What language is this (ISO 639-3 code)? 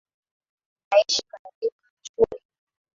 swa